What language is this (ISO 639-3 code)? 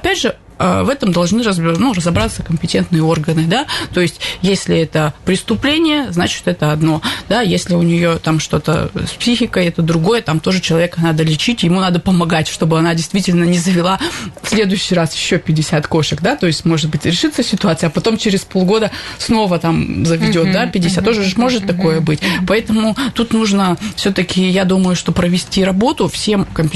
rus